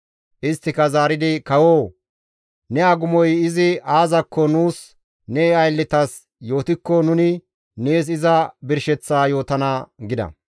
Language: Gamo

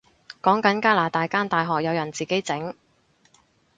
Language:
Cantonese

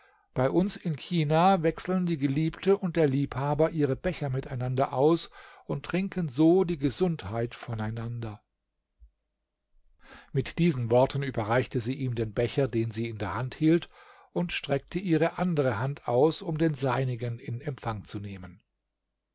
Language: German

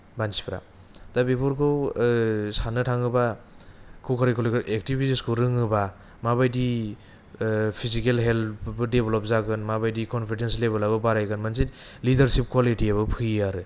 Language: Bodo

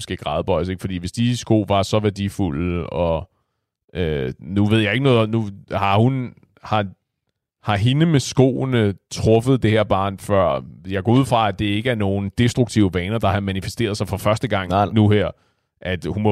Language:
Danish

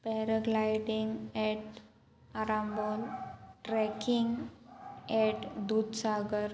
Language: Konkani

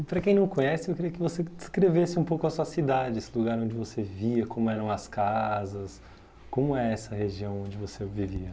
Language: Portuguese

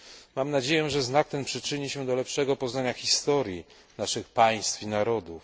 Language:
Polish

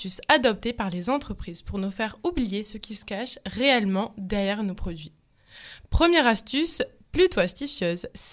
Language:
French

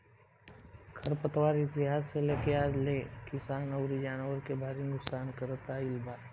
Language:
Bhojpuri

